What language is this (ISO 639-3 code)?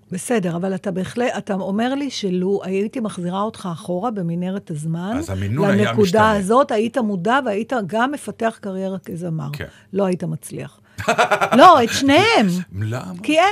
heb